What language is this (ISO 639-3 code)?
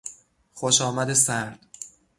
fas